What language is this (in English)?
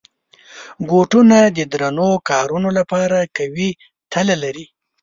Pashto